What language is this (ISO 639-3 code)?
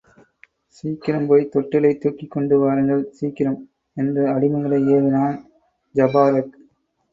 tam